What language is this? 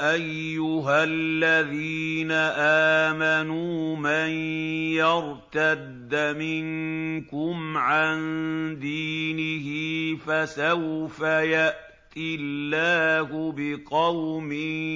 Arabic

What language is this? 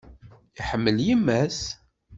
Kabyle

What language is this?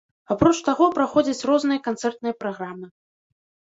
Belarusian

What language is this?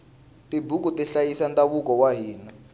Tsonga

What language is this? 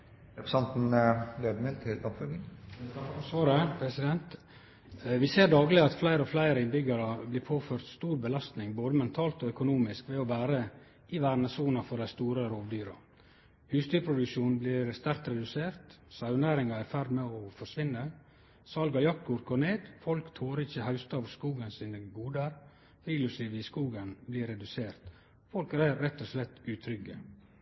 Norwegian Nynorsk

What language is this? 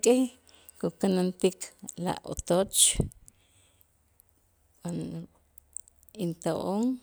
Itzá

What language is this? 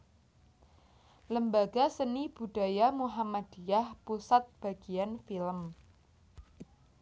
Javanese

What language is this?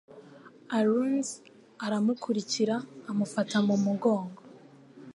Kinyarwanda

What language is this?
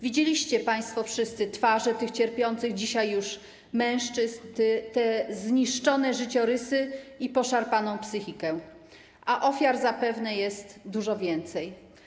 Polish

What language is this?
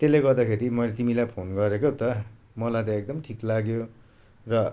Nepali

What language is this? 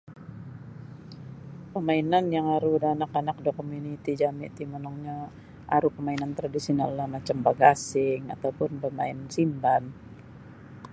Sabah Bisaya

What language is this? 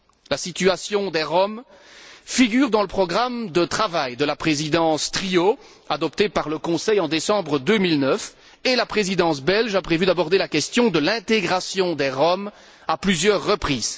French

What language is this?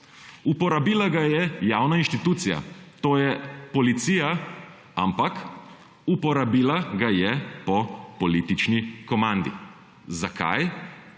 Slovenian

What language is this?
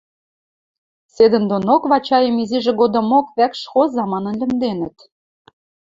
Western Mari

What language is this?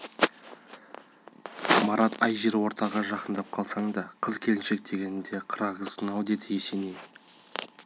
Kazakh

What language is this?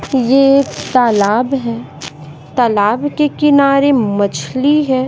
Hindi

